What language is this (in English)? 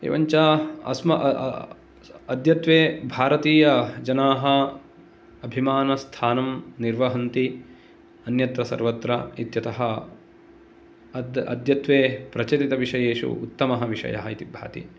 Sanskrit